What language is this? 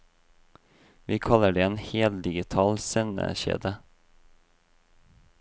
Norwegian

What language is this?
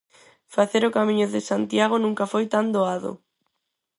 Galician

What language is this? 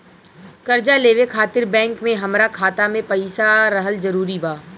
Bhojpuri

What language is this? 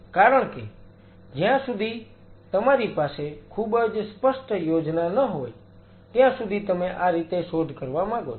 Gujarati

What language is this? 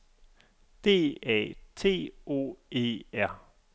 Danish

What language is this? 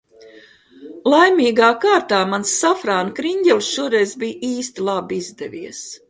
Latvian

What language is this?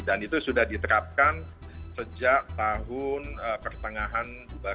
Indonesian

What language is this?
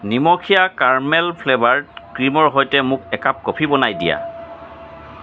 Assamese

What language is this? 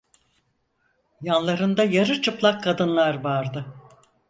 Turkish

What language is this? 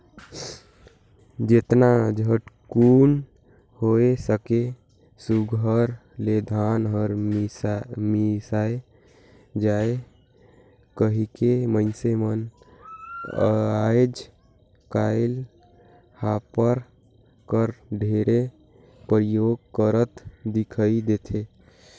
Chhattisgarhi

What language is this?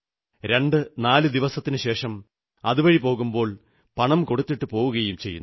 Malayalam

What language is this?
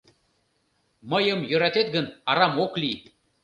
Mari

